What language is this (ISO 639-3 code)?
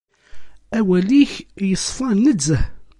kab